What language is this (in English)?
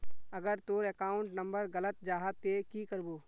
Magahi